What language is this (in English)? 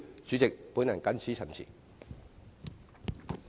Cantonese